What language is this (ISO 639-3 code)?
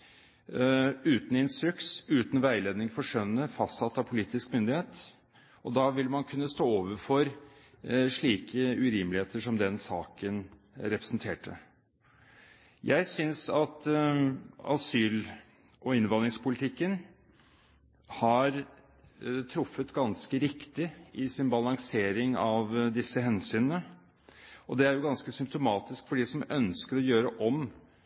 nob